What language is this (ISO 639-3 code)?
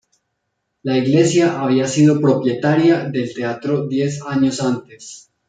spa